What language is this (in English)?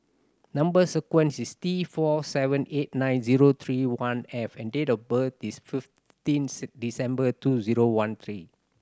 English